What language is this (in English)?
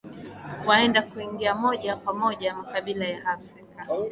Swahili